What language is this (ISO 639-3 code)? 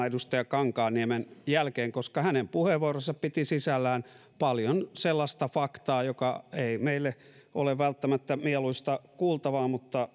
fin